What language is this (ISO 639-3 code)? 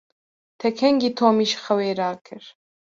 kur